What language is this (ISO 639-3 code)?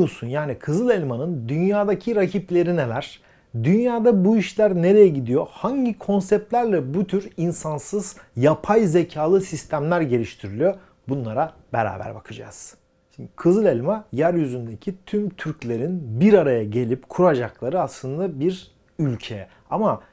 tur